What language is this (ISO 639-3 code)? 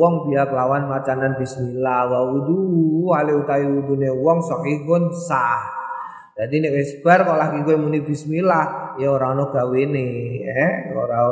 ind